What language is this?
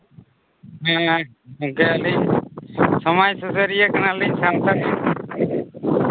Santali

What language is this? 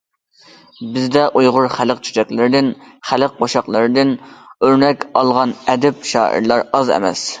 Uyghur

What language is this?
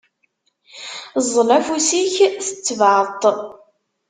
Kabyle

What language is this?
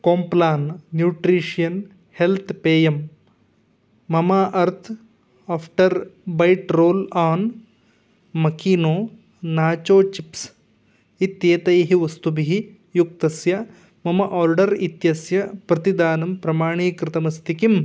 Sanskrit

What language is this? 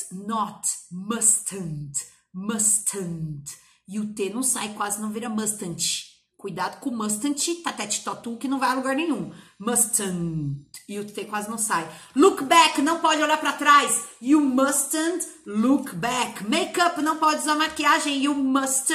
Portuguese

